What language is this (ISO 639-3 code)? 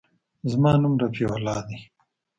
pus